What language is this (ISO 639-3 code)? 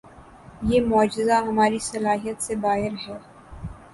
urd